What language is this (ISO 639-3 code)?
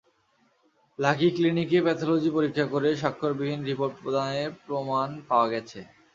ben